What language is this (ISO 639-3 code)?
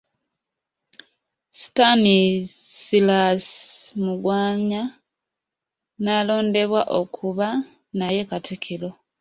lug